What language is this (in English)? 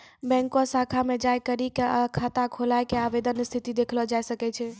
Maithili